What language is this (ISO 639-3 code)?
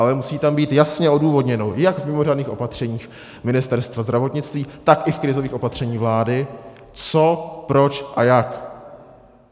ces